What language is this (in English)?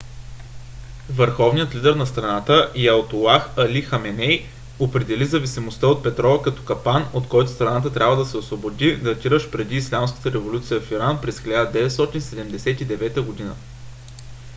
Bulgarian